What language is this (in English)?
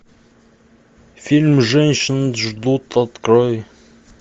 Russian